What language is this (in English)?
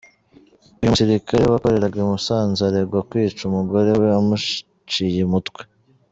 Kinyarwanda